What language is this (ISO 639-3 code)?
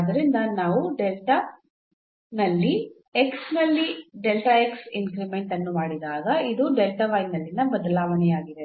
kan